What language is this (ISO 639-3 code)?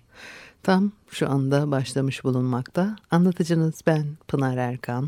tur